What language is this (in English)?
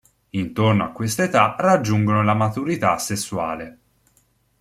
Italian